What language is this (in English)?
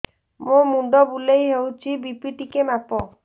Odia